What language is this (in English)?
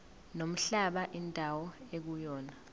Zulu